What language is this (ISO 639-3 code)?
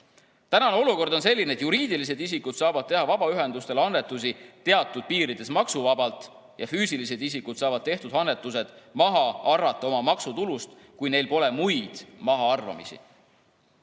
est